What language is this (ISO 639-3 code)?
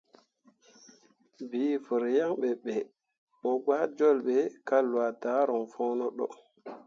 mua